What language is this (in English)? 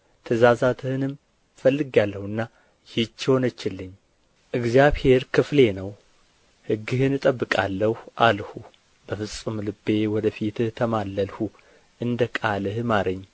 Amharic